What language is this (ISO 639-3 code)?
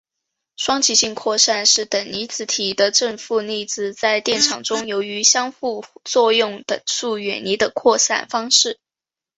zho